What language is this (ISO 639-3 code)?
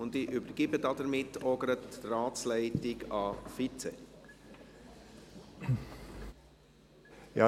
gsw